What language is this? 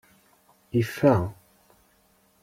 Kabyle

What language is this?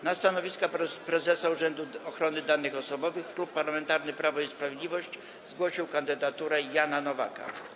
Polish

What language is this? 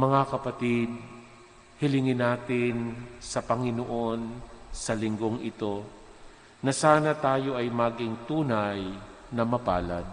Filipino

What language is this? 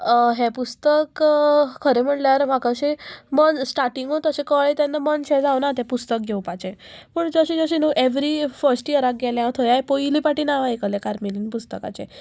Konkani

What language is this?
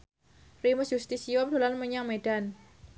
Javanese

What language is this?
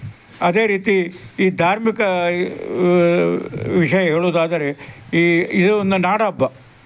Kannada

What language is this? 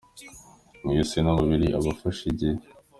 Kinyarwanda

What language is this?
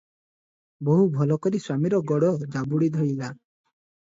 Odia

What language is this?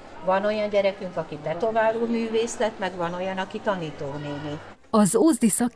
Hungarian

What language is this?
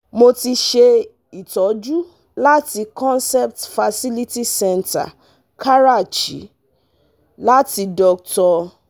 Yoruba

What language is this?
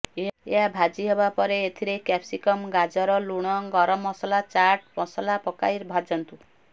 Odia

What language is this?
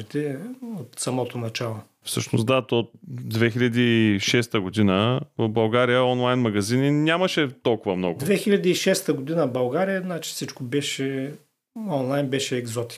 Bulgarian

